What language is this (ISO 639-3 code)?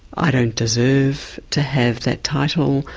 eng